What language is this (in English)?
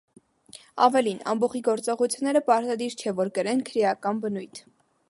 Armenian